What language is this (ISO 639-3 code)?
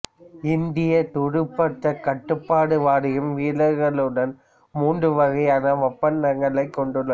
tam